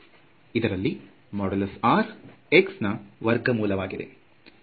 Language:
Kannada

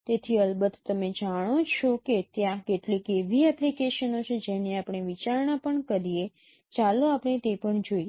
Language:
Gujarati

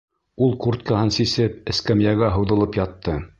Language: Bashkir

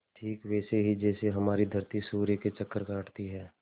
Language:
Hindi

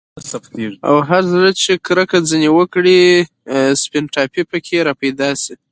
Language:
Pashto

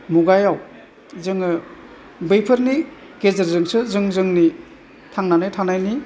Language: Bodo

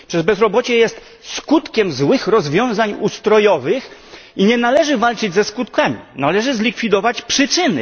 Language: Polish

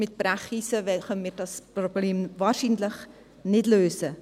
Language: Swiss German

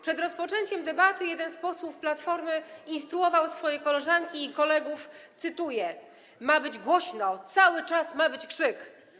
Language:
Polish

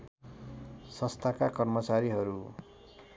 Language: Nepali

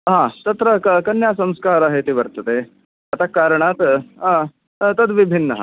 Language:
Sanskrit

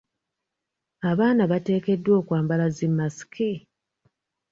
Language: Ganda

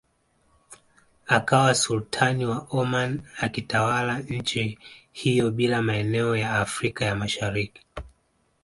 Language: Swahili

